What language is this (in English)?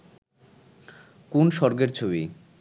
Bangla